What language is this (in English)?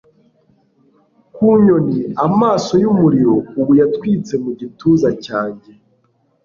Kinyarwanda